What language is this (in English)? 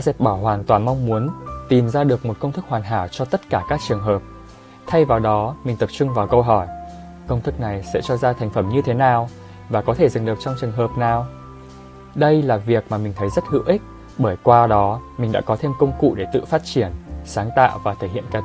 Vietnamese